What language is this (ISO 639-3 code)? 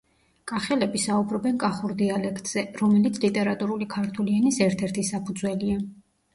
kat